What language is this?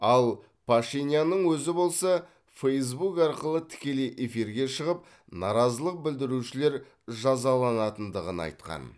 Kazakh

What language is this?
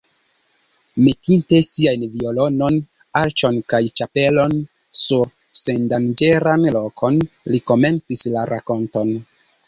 Esperanto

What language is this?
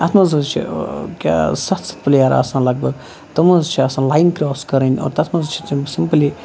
Kashmiri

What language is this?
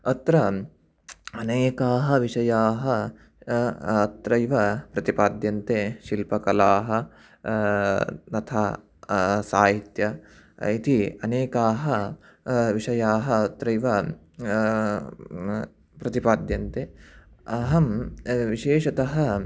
Sanskrit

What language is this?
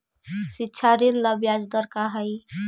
Magahi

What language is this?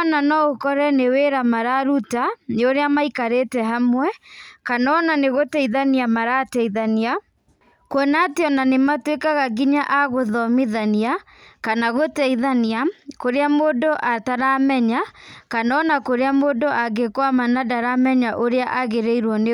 Kikuyu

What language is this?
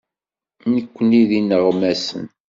Kabyle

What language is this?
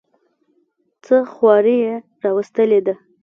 Pashto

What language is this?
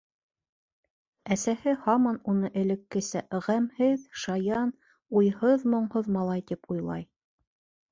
Bashkir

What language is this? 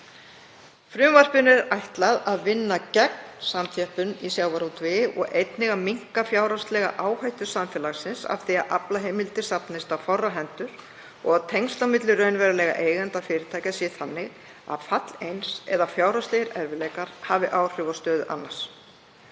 Icelandic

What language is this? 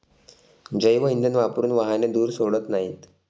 Marathi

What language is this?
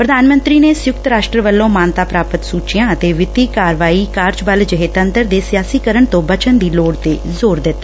Punjabi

